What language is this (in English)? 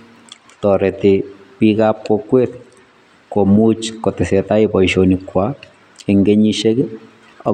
Kalenjin